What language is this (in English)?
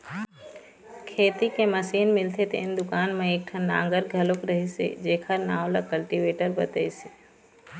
Chhattisgarhi